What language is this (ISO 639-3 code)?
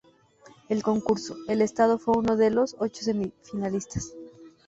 spa